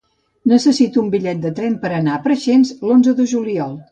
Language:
Catalan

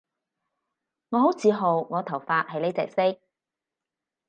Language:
Cantonese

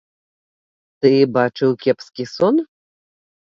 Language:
Belarusian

